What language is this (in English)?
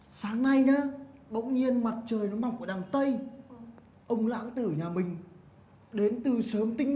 Vietnamese